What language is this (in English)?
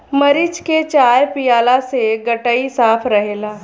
Bhojpuri